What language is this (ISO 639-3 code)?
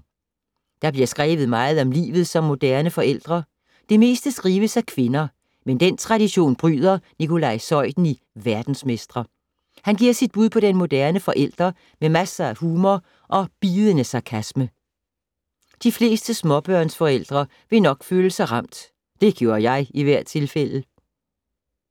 dan